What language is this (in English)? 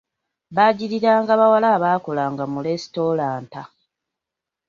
Ganda